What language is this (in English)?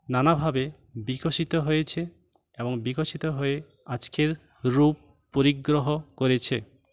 Bangla